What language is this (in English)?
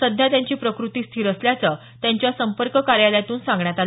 Marathi